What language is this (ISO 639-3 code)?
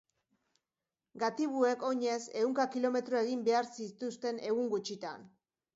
eus